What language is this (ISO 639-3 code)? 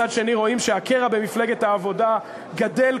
heb